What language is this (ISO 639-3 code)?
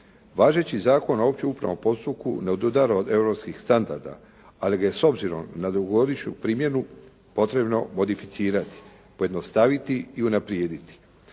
hrv